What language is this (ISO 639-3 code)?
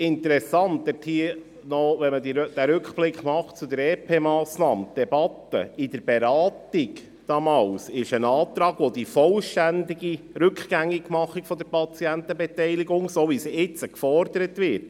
gsw